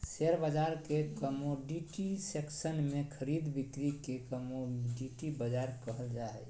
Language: Magahi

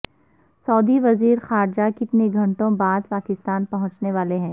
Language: Urdu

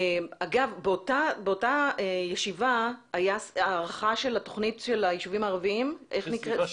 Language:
Hebrew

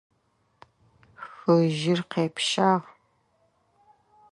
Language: Adyghe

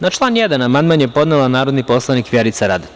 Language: Serbian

